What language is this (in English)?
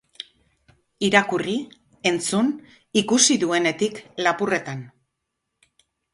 Basque